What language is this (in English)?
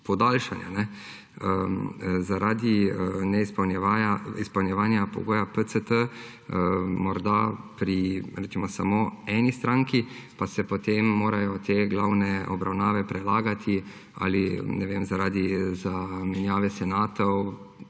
Slovenian